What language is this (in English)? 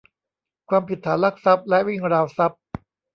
Thai